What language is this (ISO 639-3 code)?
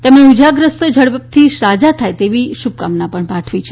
guj